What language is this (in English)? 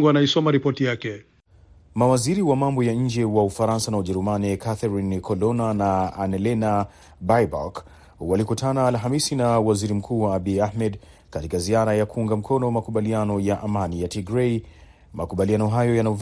Swahili